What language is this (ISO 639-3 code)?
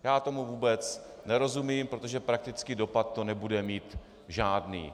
ces